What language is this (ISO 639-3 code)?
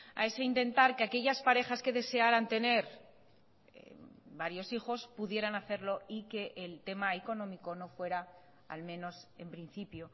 spa